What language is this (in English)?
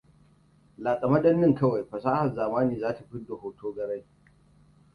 Hausa